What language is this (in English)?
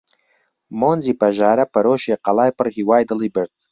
Central Kurdish